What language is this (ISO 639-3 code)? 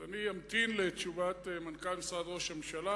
heb